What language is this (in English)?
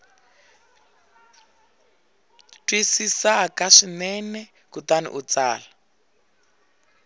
Tsonga